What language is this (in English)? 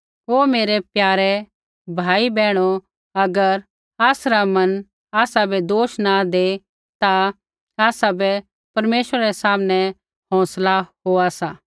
Kullu Pahari